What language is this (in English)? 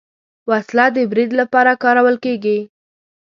Pashto